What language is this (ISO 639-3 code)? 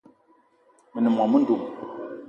eto